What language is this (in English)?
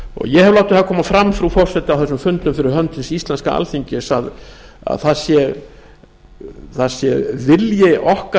Icelandic